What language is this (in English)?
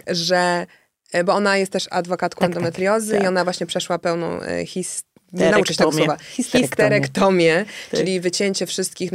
Polish